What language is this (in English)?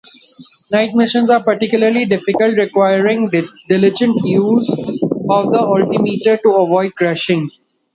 English